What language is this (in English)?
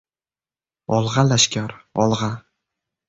Uzbek